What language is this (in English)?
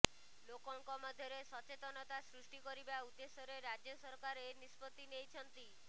Odia